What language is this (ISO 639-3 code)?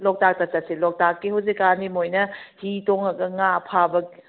mni